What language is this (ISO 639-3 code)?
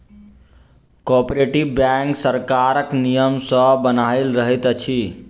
mai